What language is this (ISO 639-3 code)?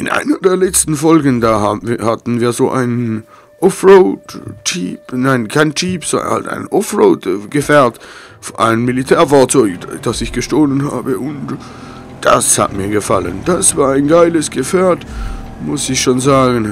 deu